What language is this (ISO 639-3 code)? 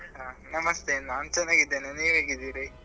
kan